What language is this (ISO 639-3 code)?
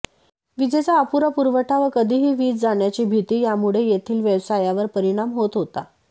mar